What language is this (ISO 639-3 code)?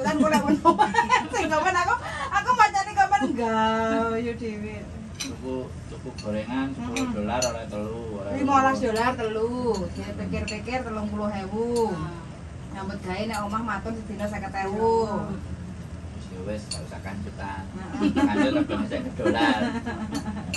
ind